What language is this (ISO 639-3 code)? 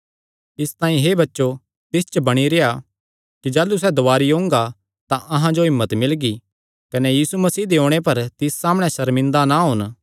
xnr